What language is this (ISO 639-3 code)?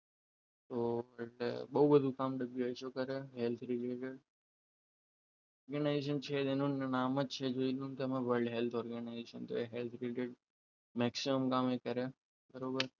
guj